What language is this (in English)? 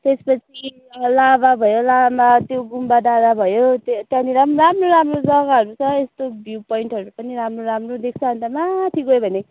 Nepali